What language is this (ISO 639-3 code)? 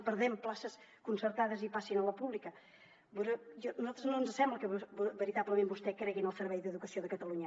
cat